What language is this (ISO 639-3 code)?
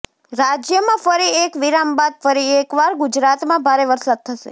guj